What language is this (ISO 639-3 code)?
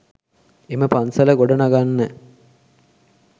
sin